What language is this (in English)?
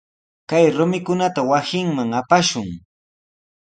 Sihuas Ancash Quechua